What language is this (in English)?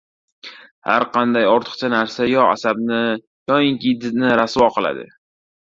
Uzbek